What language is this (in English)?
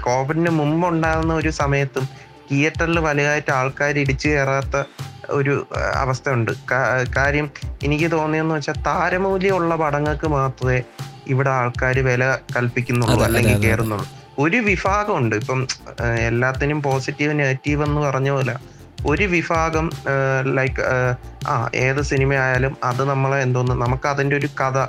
Malayalam